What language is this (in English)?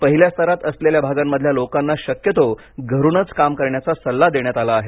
Marathi